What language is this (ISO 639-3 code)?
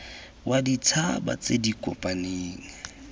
tsn